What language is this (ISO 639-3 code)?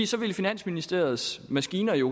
dan